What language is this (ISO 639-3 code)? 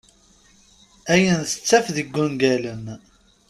kab